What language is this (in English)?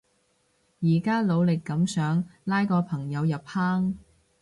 Cantonese